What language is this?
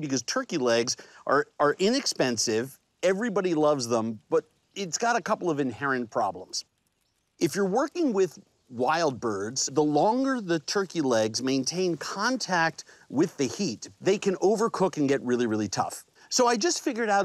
English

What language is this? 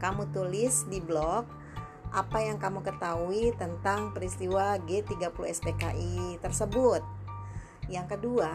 Indonesian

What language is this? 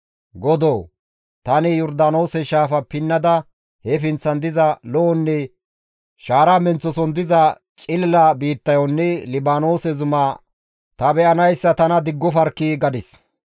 Gamo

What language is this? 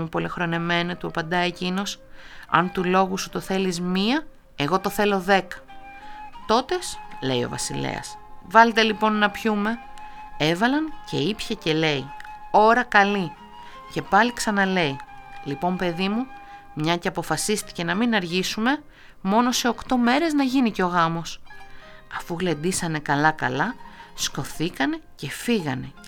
Greek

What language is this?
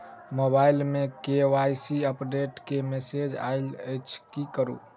Maithili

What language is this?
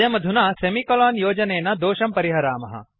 Sanskrit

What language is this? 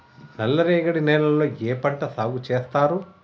Telugu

